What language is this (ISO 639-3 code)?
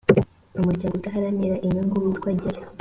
kin